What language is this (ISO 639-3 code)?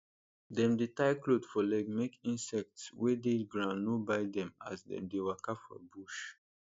pcm